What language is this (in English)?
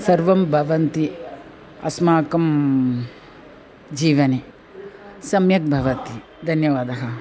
Sanskrit